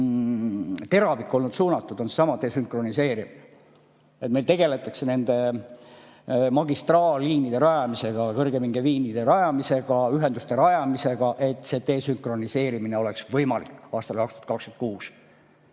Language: Estonian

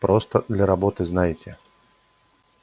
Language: Russian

